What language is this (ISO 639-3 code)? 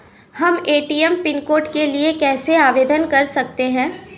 hin